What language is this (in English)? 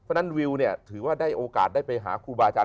Thai